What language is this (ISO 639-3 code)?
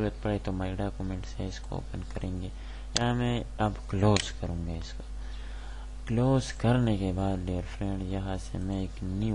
ron